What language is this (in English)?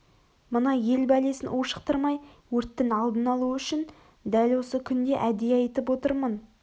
Kazakh